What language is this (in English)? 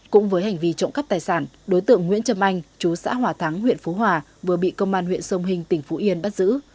Vietnamese